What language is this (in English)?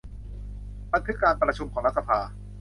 Thai